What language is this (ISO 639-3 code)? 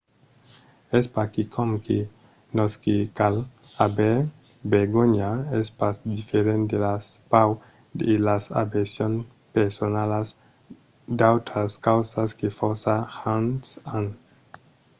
oci